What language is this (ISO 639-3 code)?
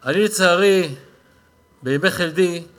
heb